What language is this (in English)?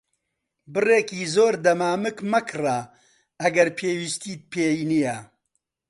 Central Kurdish